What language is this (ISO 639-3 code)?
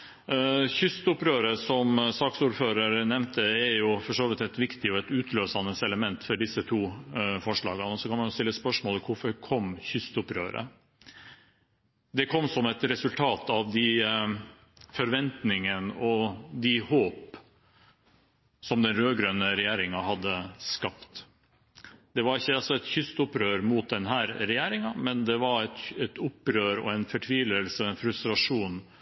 nor